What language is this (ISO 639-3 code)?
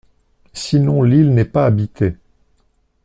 fra